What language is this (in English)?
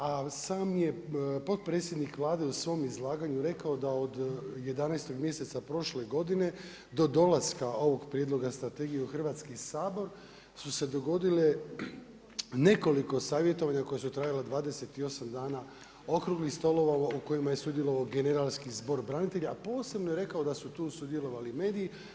Croatian